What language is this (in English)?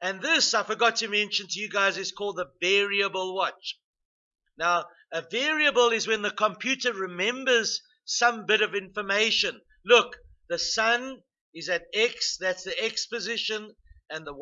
English